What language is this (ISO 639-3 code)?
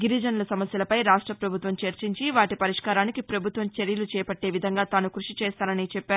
tel